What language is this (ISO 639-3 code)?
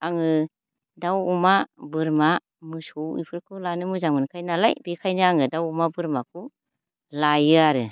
brx